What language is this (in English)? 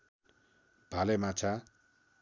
Nepali